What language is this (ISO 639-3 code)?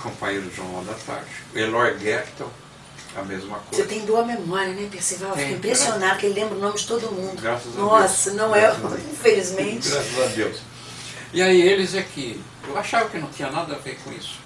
por